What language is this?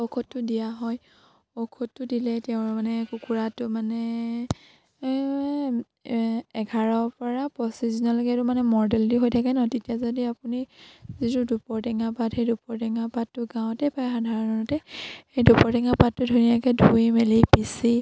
Assamese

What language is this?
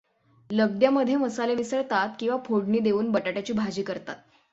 Marathi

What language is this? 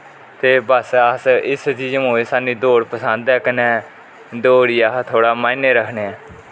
Dogri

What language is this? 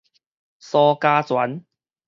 Min Nan Chinese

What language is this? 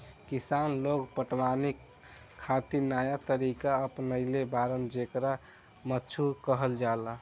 Bhojpuri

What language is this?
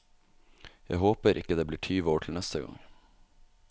Norwegian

